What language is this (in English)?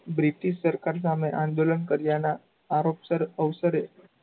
Gujarati